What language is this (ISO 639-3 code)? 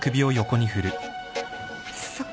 jpn